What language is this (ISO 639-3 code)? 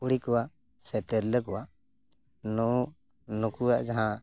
sat